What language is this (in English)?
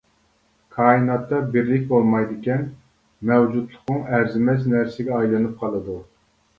Uyghur